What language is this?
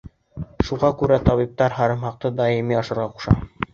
Bashkir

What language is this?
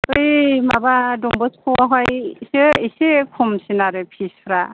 Bodo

